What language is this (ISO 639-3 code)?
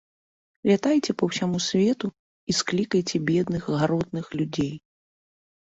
bel